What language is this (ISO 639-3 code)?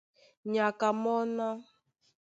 dua